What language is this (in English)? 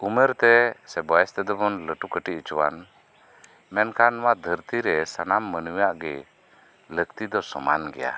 Santali